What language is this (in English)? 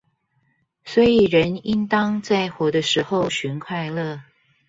Chinese